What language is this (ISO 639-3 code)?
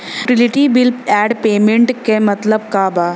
bho